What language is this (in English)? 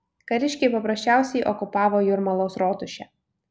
Lithuanian